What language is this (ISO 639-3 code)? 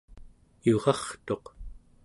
esu